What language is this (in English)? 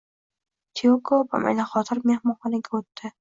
Uzbek